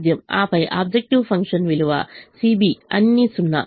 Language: Telugu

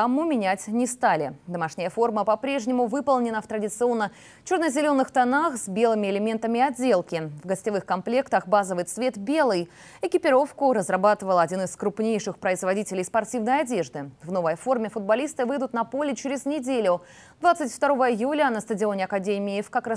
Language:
Russian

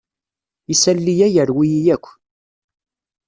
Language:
Kabyle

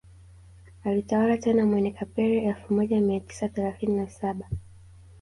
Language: Swahili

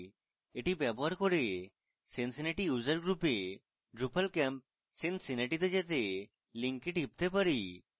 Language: Bangla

